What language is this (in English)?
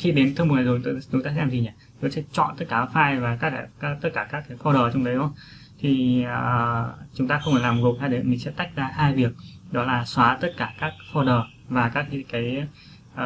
Vietnamese